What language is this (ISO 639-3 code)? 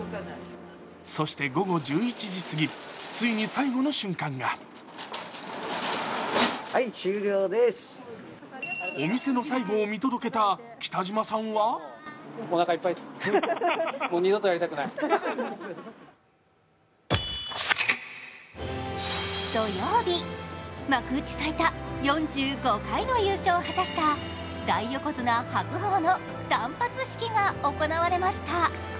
jpn